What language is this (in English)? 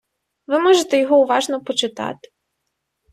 Ukrainian